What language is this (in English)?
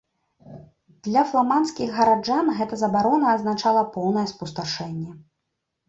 Belarusian